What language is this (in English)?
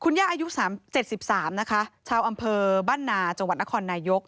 Thai